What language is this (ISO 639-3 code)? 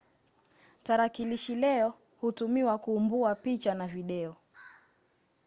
swa